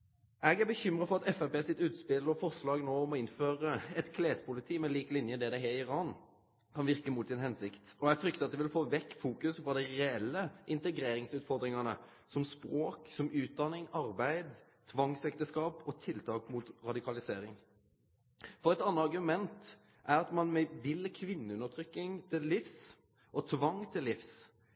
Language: Norwegian Nynorsk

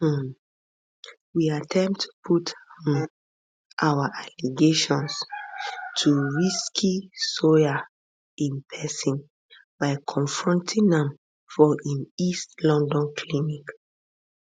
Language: Nigerian Pidgin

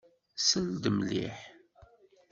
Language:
Kabyle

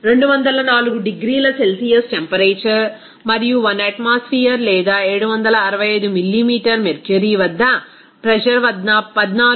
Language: Telugu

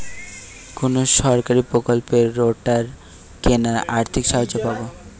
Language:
Bangla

